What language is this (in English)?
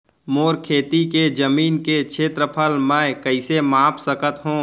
Chhattisgarhi